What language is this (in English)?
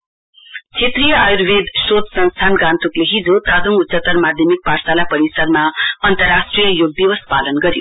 Nepali